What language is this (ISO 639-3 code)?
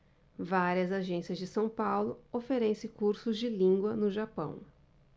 por